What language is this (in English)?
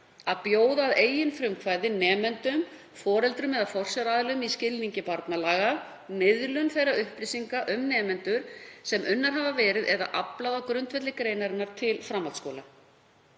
Icelandic